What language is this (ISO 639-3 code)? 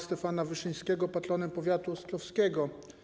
pol